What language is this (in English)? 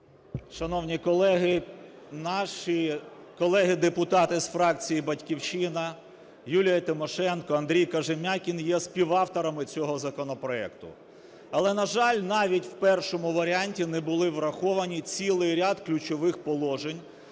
Ukrainian